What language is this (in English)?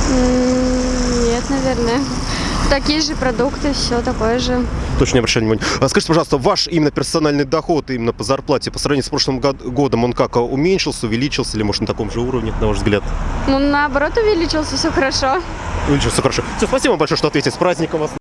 Russian